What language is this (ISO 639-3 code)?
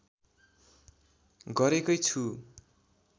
nep